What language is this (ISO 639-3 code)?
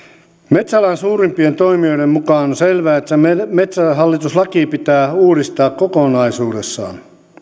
fin